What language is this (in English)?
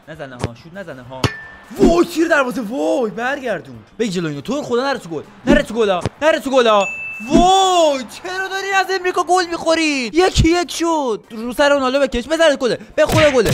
Persian